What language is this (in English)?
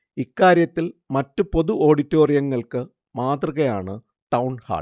Malayalam